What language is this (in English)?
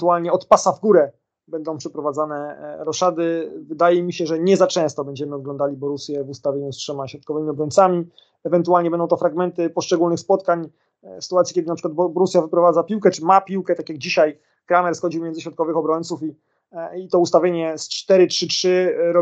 Polish